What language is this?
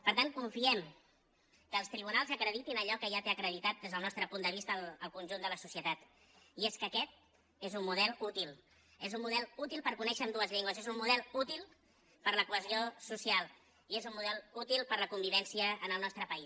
Catalan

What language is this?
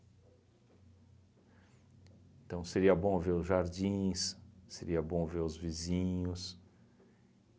Portuguese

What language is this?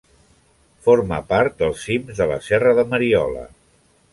Catalan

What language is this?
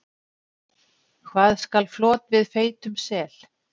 Icelandic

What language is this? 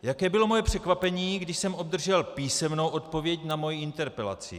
Czech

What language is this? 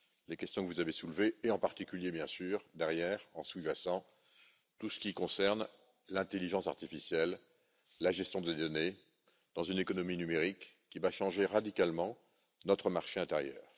French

